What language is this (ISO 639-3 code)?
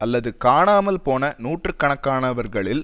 tam